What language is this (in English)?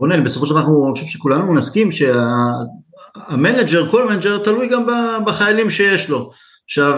Hebrew